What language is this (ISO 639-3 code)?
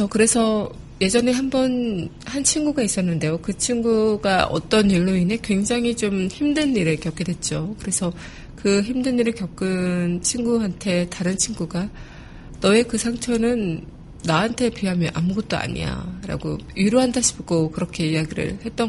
kor